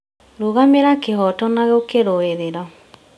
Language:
Kikuyu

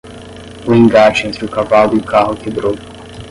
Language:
Portuguese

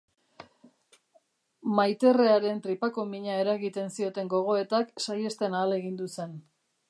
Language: Basque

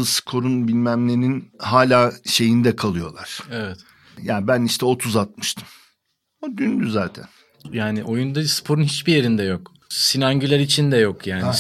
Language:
Turkish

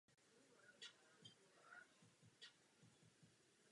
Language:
Czech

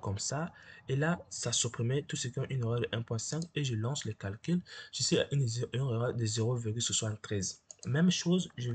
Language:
French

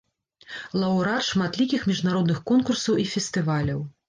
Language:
Belarusian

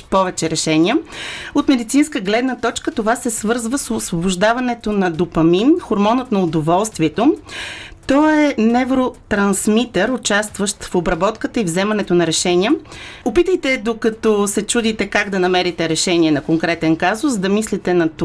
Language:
Bulgarian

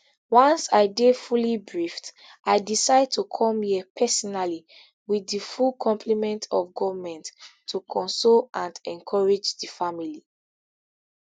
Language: Nigerian Pidgin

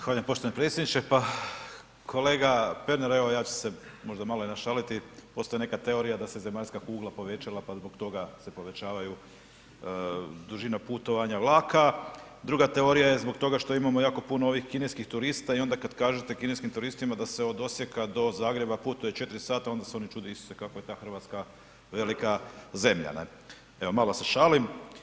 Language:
Croatian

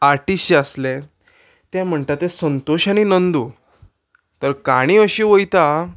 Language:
Konkani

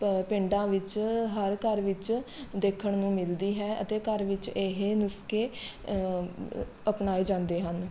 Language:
Punjabi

